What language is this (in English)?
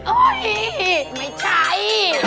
Thai